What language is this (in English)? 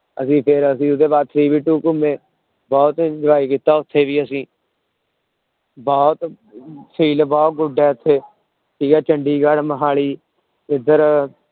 Punjabi